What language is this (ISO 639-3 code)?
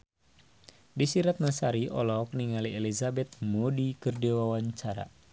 sun